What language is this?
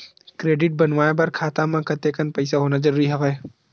Chhattisgarhi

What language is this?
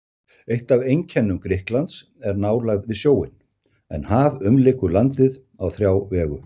Icelandic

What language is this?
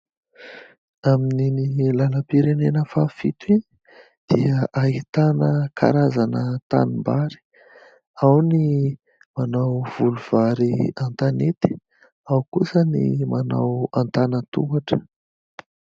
Malagasy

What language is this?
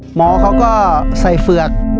Thai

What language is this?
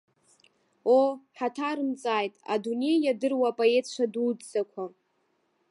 Abkhazian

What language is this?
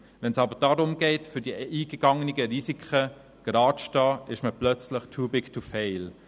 Swiss German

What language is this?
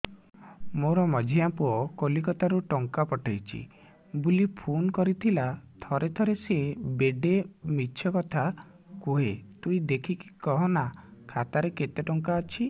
Odia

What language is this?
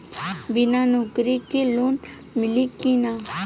Bhojpuri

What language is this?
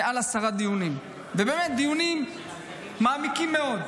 Hebrew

